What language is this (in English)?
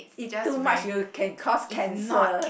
English